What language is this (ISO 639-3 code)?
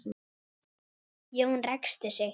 isl